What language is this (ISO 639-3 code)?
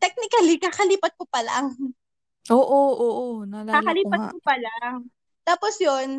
fil